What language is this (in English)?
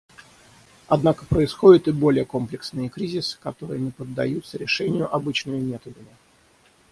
Russian